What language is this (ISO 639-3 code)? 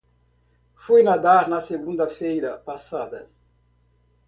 por